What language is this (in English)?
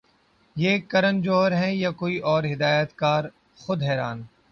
Urdu